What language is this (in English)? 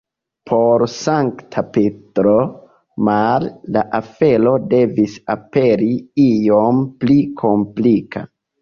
Esperanto